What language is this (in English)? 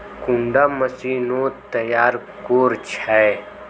Magahi